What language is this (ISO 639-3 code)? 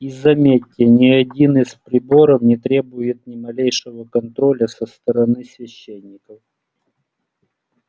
rus